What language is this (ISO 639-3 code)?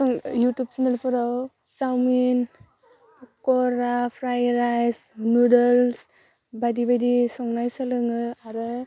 brx